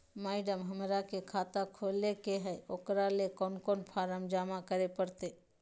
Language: Magahi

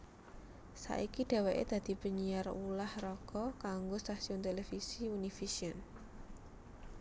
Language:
Javanese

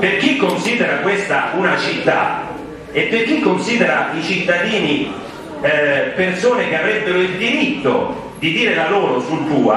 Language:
Italian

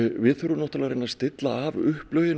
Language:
Icelandic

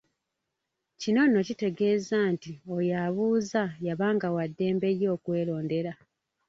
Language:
Ganda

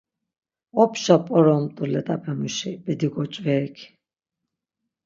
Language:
Laz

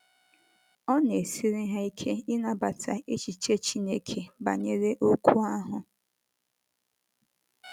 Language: Igbo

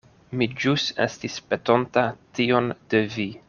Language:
Esperanto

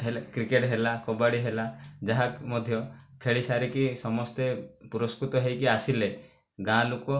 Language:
Odia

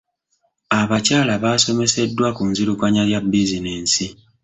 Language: Ganda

